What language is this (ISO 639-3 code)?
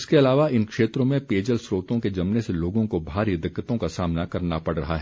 hin